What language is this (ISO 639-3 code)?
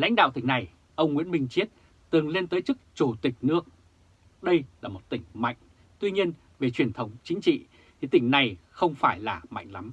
vie